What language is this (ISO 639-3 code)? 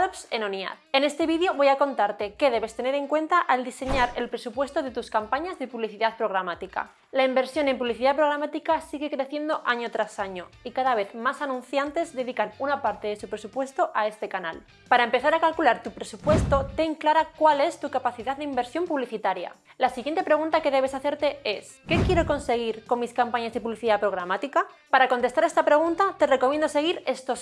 spa